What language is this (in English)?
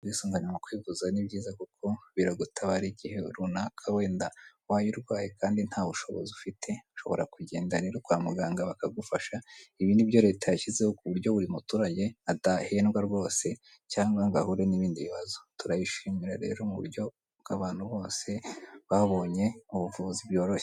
Kinyarwanda